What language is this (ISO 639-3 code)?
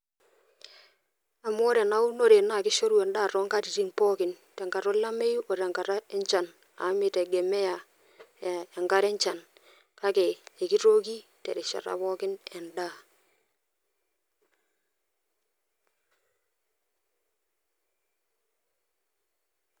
mas